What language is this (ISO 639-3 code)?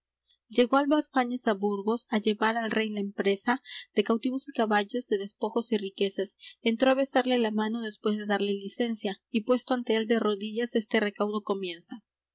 spa